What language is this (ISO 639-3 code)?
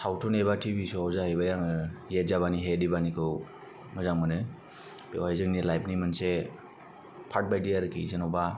brx